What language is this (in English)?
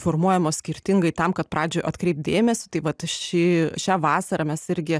Lithuanian